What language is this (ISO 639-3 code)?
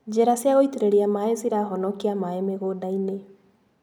kik